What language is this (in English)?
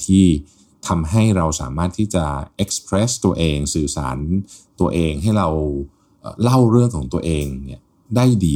Thai